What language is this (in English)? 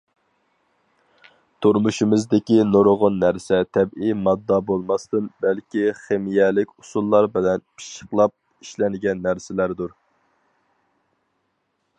Uyghur